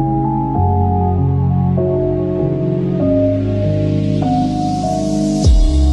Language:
Polish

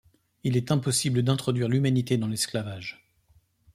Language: French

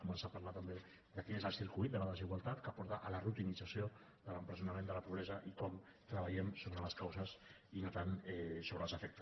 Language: Catalan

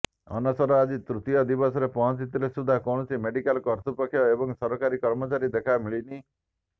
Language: Odia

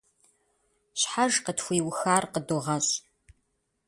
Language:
Kabardian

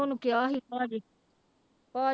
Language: Punjabi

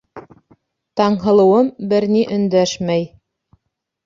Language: Bashkir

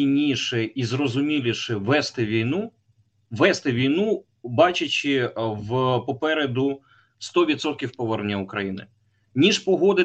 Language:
Ukrainian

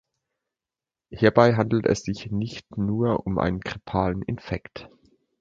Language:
German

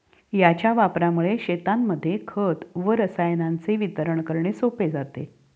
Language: Marathi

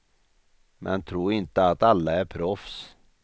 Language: Swedish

